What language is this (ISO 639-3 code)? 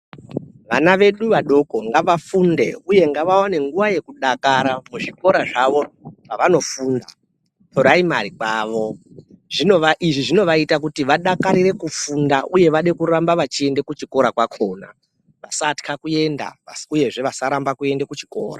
ndc